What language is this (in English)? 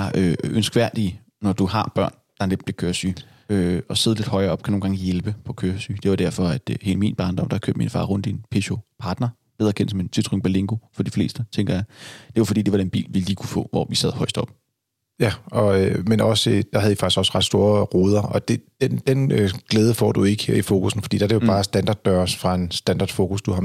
Danish